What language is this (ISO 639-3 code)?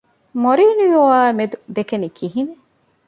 div